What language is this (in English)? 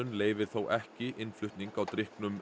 Icelandic